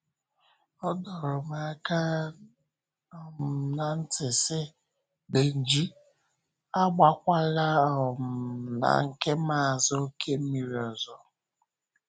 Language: Igbo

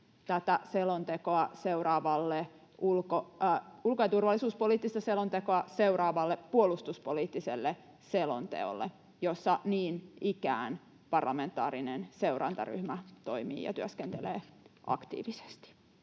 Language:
Finnish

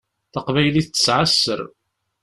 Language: Kabyle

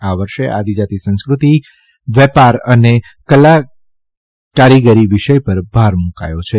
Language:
Gujarati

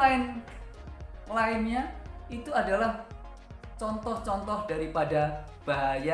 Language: Indonesian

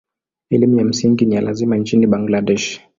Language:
Swahili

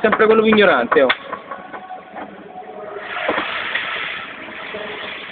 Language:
Italian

